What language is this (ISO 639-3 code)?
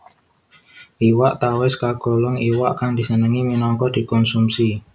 jav